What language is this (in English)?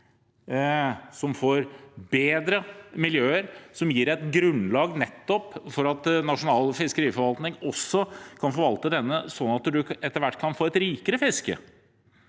Norwegian